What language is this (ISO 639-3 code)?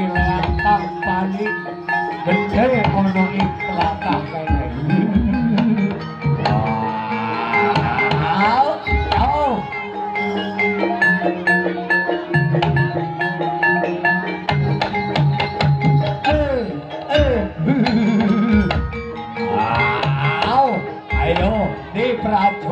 tha